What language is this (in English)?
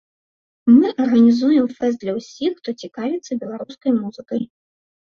Belarusian